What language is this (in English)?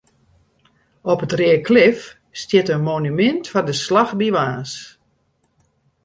Western Frisian